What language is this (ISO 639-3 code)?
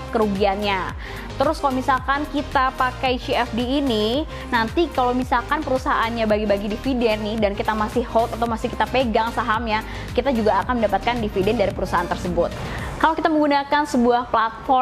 ind